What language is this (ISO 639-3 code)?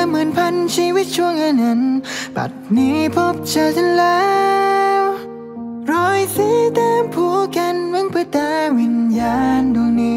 tha